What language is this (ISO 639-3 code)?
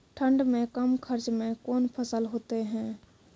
mai